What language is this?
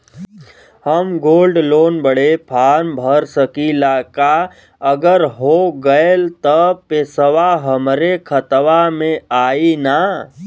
Bhojpuri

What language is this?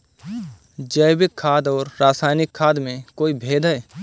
Hindi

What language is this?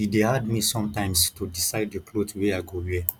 Nigerian Pidgin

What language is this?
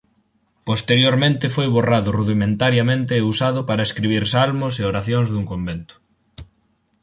Galician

